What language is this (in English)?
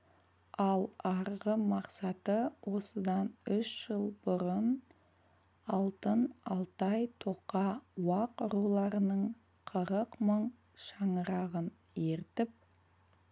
Kazakh